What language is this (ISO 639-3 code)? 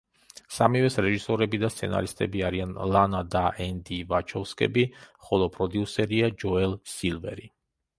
kat